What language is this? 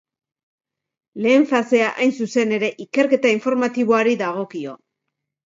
Basque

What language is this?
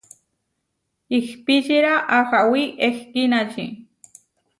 Huarijio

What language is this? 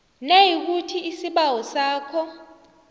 South Ndebele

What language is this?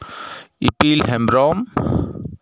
Santali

